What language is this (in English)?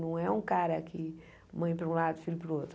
Portuguese